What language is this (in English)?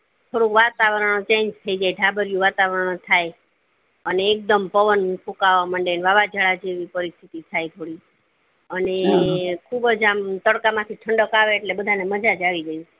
Gujarati